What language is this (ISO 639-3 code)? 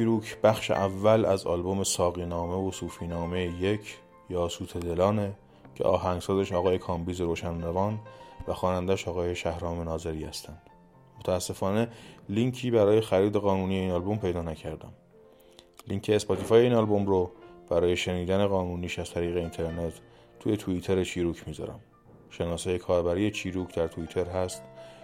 fas